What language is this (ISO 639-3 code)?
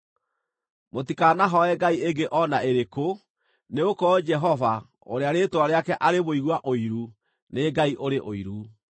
kik